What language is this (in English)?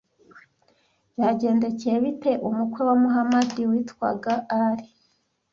Kinyarwanda